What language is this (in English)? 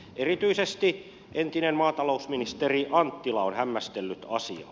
Finnish